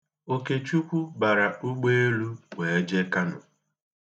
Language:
Igbo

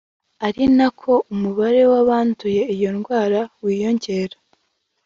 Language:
Kinyarwanda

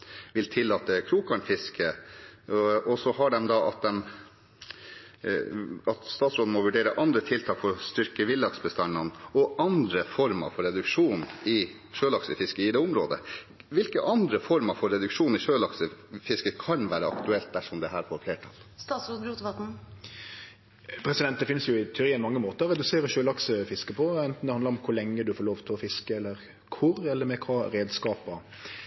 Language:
Norwegian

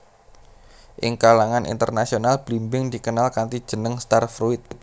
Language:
Javanese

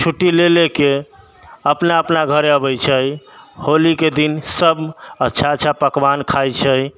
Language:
Maithili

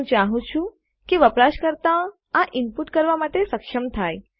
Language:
Gujarati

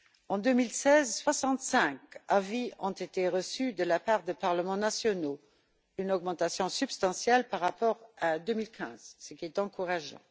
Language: French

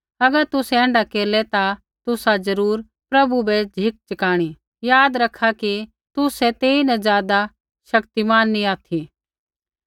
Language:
Kullu Pahari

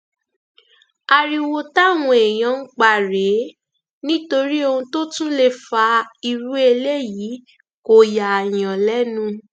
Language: Yoruba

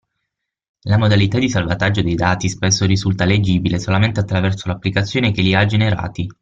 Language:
Italian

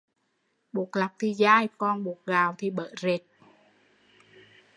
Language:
Vietnamese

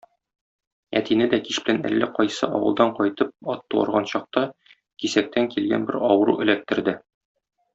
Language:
Tatar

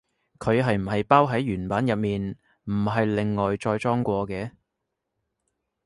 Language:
Cantonese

